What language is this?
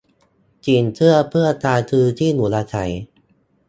Thai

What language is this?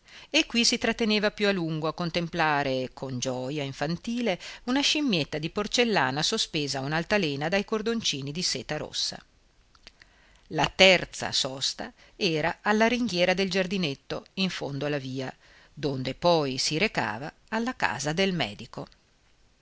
Italian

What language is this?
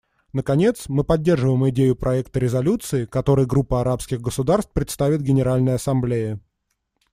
Russian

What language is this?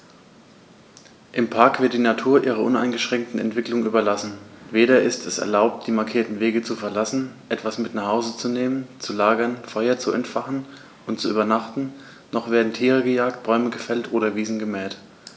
German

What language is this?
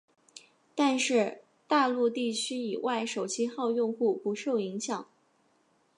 Chinese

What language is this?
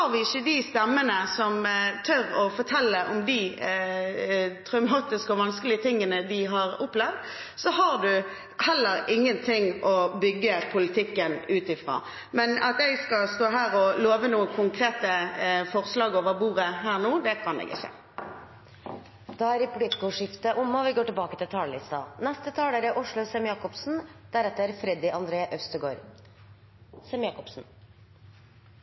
Norwegian Bokmål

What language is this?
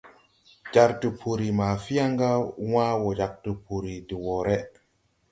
Tupuri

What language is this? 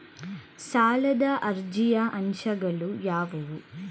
Kannada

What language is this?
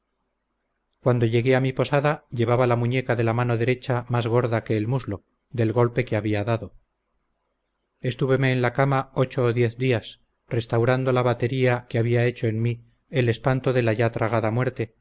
Spanish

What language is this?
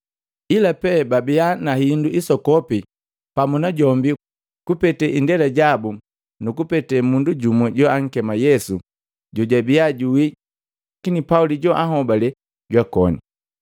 Matengo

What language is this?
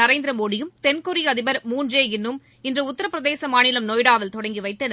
Tamil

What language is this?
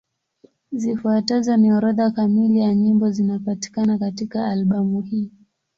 Swahili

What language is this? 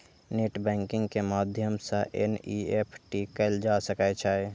Maithili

